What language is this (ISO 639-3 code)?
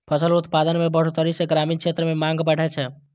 mai